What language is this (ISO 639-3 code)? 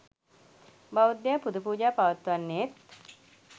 sin